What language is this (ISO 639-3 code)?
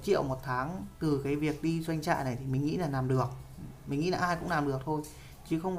vie